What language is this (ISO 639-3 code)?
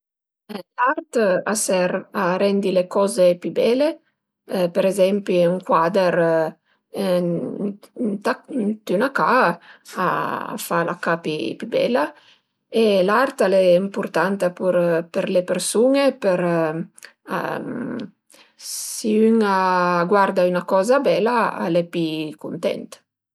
pms